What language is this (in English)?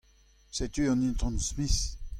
Breton